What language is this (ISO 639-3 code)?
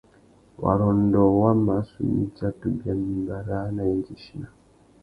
bag